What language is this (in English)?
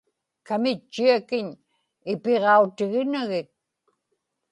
Inupiaq